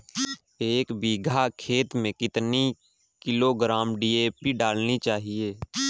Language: Hindi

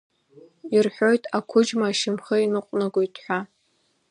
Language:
Abkhazian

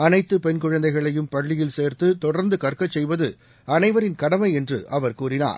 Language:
Tamil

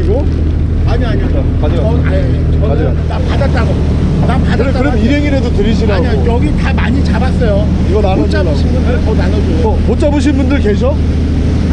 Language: Korean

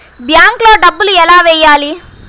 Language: Telugu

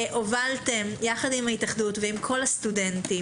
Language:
Hebrew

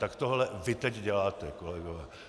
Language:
Czech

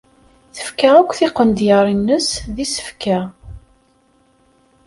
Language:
Kabyle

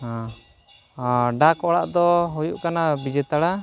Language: Santali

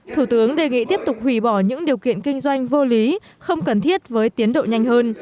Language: Vietnamese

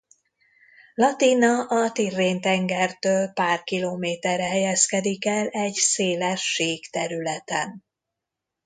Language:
Hungarian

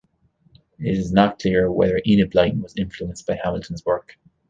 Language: English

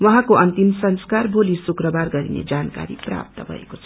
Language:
Nepali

